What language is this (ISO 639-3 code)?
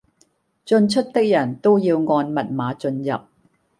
yue